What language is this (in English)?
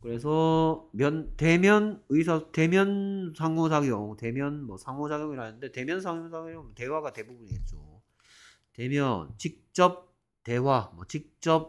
Korean